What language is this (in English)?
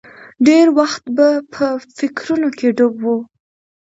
Pashto